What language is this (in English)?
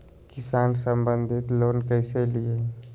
Magahi